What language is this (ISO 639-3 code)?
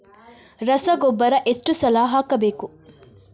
kan